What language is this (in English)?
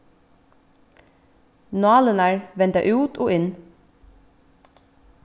Faroese